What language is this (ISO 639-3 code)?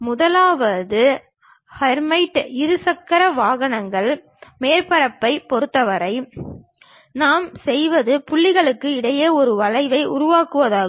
tam